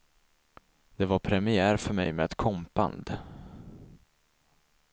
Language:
Swedish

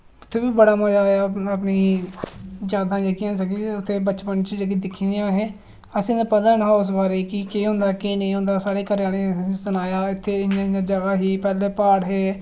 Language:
Dogri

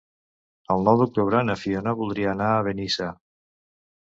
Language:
Catalan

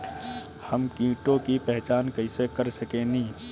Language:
Bhojpuri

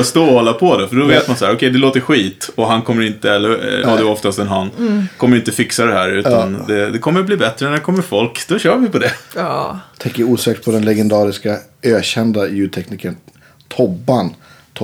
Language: Swedish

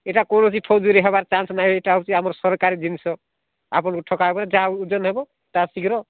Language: Odia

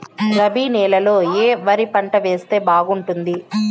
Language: Telugu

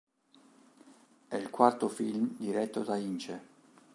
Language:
Italian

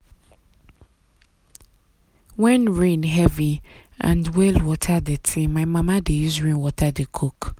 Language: Nigerian Pidgin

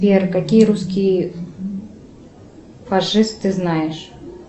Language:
Russian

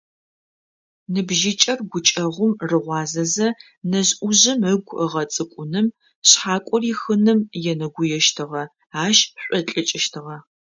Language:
Adyghe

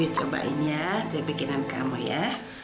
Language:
Indonesian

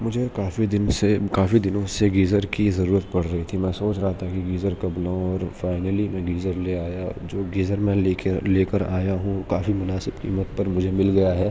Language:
Urdu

